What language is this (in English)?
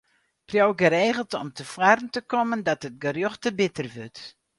Western Frisian